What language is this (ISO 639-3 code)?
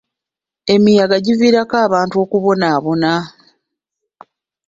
lug